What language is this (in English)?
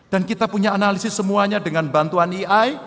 Indonesian